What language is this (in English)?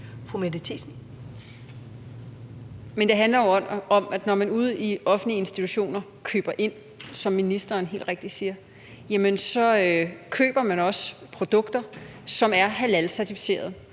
Danish